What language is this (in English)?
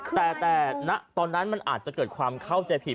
Thai